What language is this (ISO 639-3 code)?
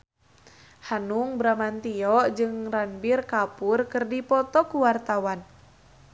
sun